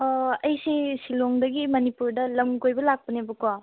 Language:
Manipuri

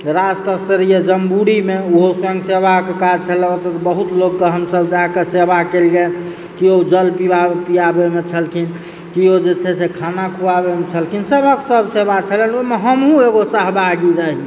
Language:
Maithili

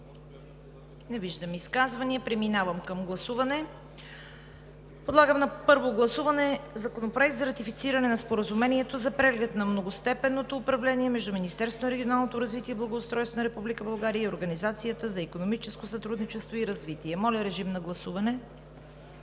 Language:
Bulgarian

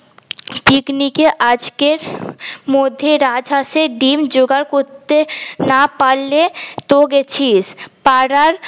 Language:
Bangla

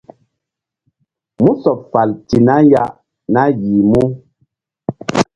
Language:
Mbum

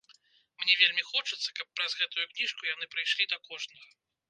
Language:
Belarusian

